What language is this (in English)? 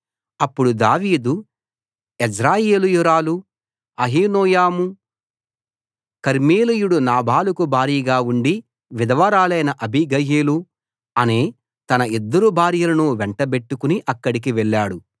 Telugu